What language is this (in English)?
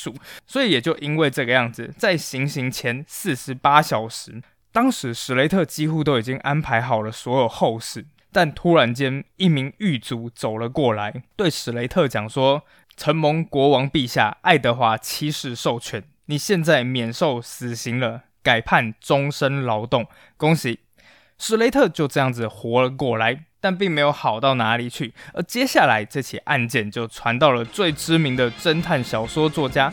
Chinese